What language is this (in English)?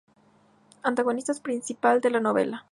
Spanish